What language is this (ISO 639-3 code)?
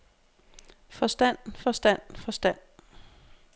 dan